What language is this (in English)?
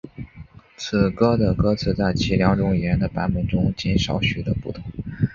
Chinese